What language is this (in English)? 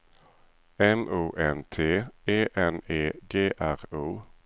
Swedish